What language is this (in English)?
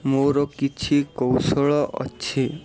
Odia